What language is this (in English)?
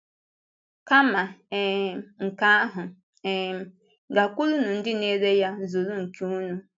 Igbo